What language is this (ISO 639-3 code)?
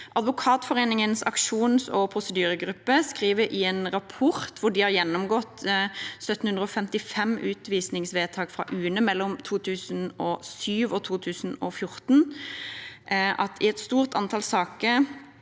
nor